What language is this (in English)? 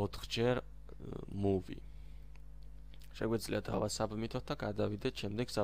Romanian